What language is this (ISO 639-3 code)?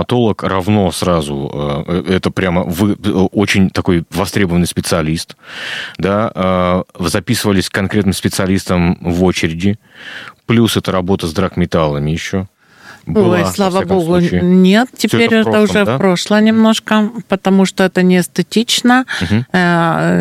rus